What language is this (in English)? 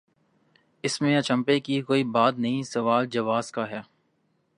Urdu